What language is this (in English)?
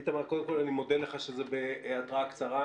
Hebrew